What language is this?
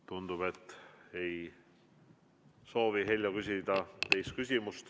Estonian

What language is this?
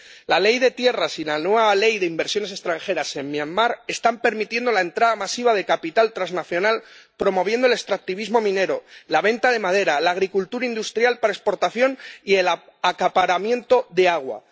Spanish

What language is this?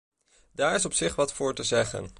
Dutch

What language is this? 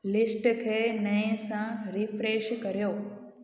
Sindhi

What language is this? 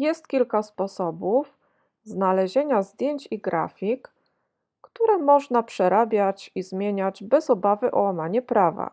Polish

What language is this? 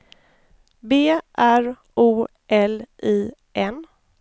Swedish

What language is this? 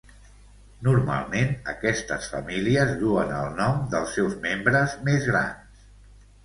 Catalan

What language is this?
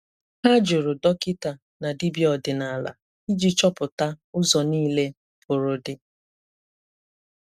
Igbo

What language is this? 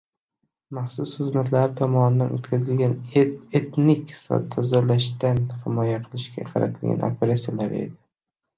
Uzbek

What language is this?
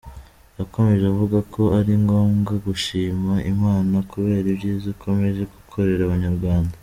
Kinyarwanda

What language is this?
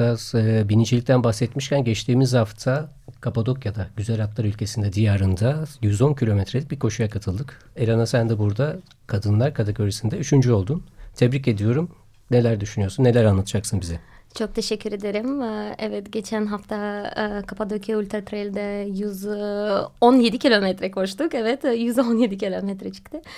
Turkish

